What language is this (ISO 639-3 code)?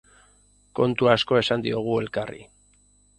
eus